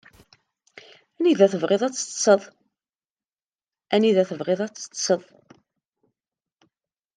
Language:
Kabyle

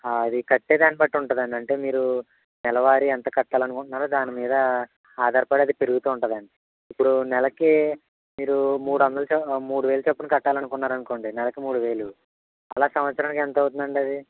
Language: Telugu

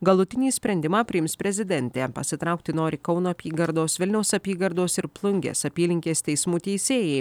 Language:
Lithuanian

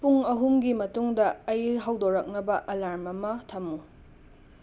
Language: Manipuri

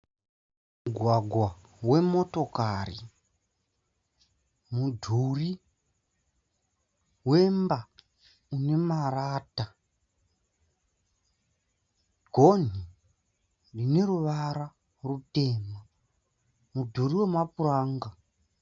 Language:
Shona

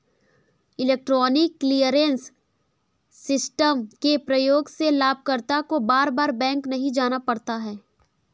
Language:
Hindi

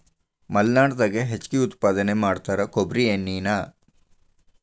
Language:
Kannada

